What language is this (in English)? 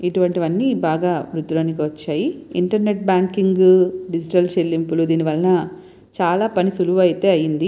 Telugu